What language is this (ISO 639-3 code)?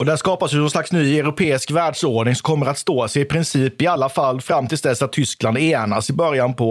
swe